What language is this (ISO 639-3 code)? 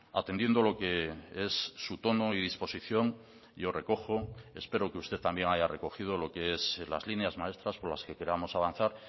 spa